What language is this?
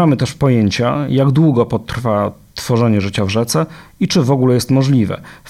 Polish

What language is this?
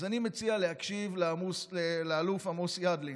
Hebrew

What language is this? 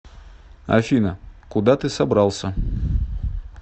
Russian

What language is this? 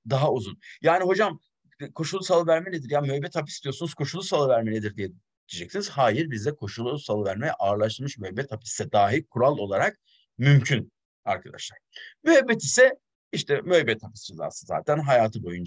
Turkish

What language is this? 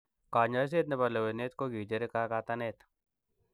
Kalenjin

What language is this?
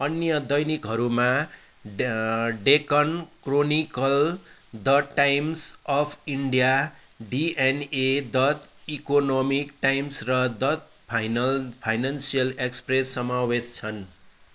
Nepali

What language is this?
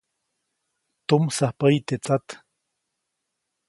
Copainalá Zoque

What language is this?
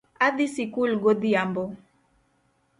Luo (Kenya and Tanzania)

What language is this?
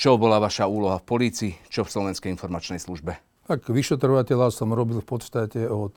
Slovak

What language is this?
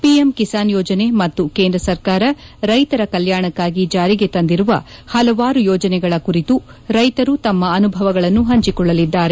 Kannada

